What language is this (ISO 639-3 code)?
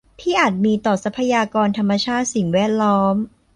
tha